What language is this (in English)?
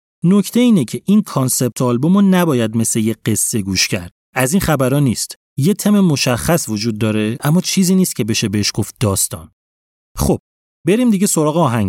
Persian